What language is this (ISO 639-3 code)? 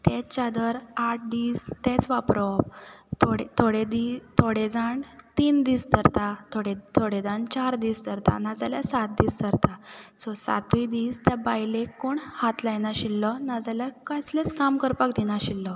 kok